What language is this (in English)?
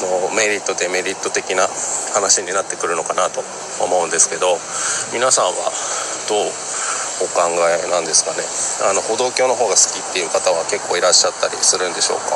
Japanese